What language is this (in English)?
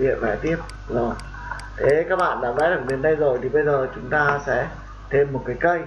Vietnamese